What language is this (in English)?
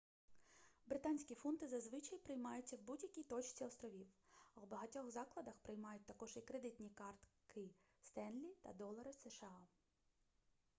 Ukrainian